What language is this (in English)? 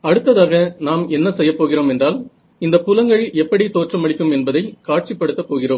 Tamil